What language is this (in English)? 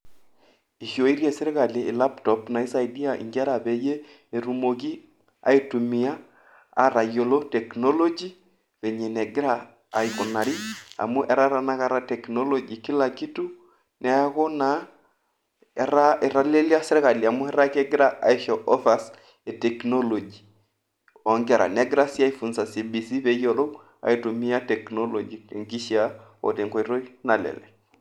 Masai